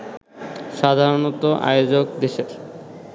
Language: Bangla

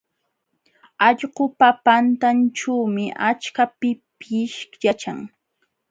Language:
Jauja Wanca Quechua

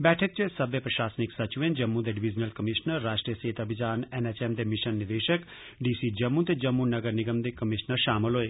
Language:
Dogri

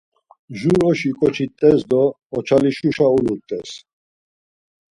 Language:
Laz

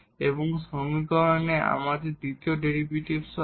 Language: Bangla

